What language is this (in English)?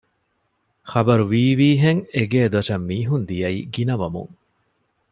Divehi